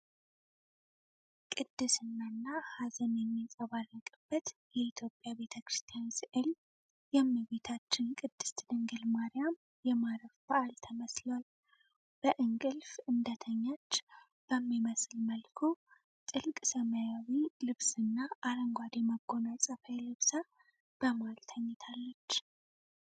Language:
Amharic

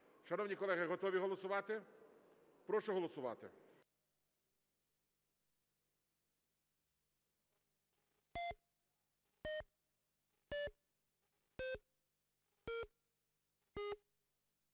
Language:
Ukrainian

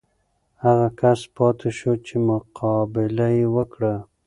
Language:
Pashto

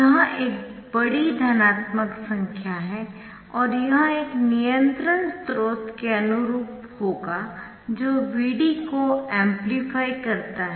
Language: Hindi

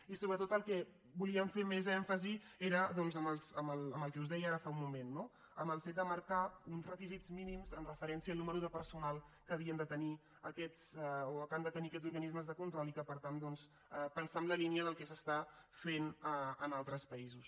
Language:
Catalan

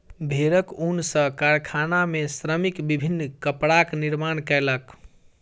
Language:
Maithili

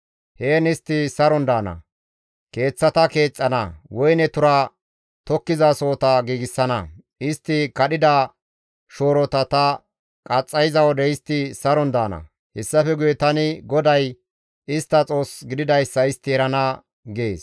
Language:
Gamo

